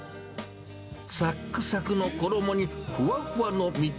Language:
Japanese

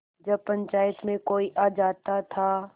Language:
Hindi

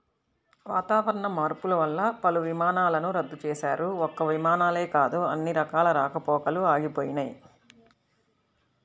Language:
Telugu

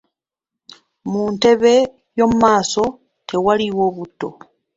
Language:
Ganda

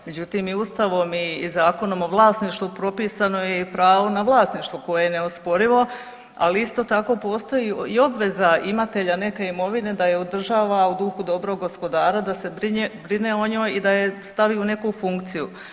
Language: Croatian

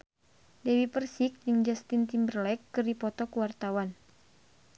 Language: Sundanese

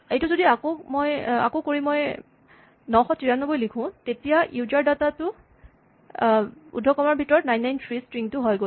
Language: Assamese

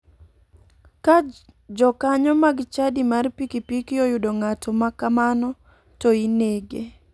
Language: Luo (Kenya and Tanzania)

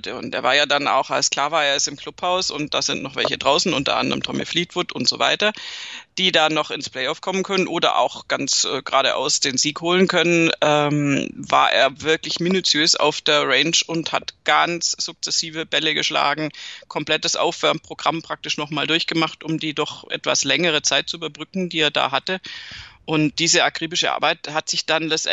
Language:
German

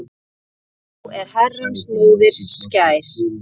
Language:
Icelandic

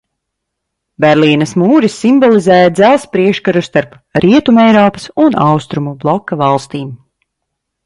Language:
Latvian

